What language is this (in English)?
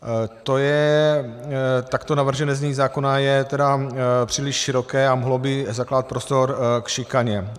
Czech